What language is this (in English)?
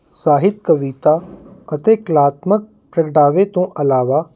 Punjabi